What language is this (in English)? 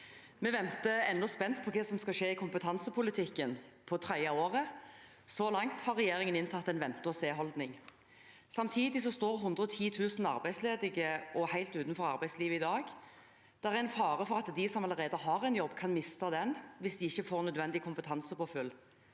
Norwegian